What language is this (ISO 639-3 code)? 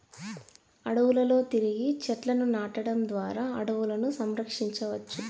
tel